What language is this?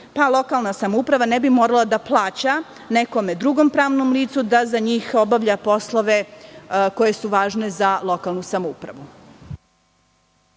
Serbian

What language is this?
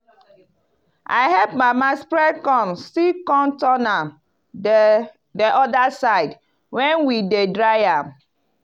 Nigerian Pidgin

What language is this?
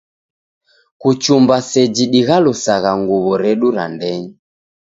Taita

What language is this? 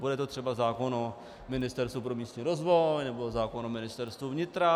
Czech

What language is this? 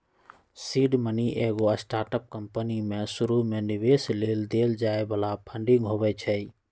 Magahi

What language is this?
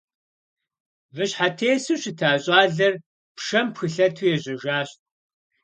Kabardian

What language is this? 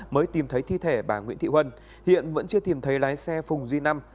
Vietnamese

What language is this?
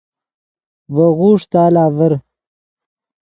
Yidgha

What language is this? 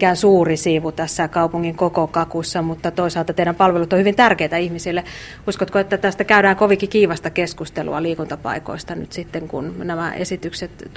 Finnish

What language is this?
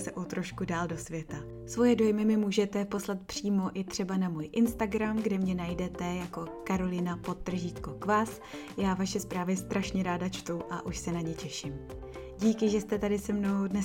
Czech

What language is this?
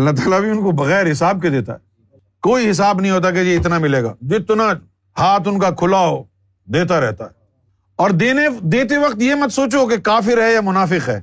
Urdu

